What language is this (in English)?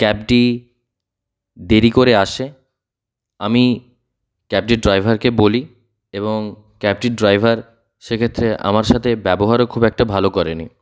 Bangla